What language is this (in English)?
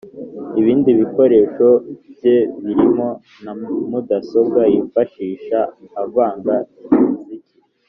Kinyarwanda